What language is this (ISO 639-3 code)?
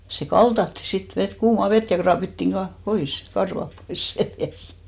fin